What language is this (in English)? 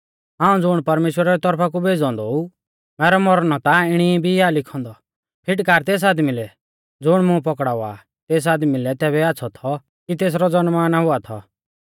Mahasu Pahari